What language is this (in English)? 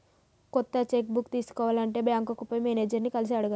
Telugu